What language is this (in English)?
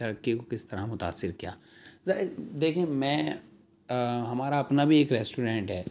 Urdu